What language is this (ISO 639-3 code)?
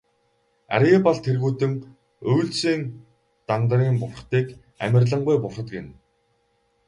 mon